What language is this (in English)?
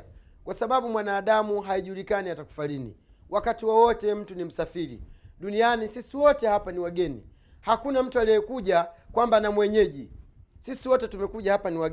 Swahili